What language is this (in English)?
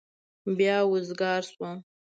Pashto